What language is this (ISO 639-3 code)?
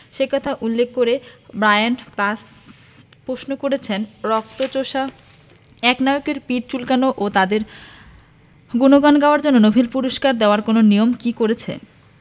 ben